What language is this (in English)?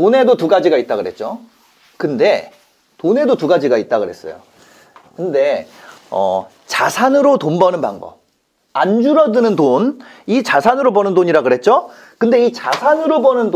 Korean